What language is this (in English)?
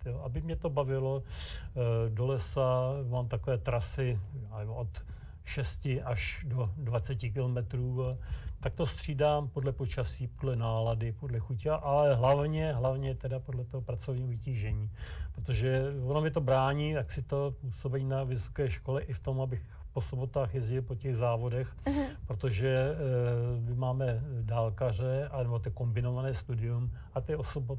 Czech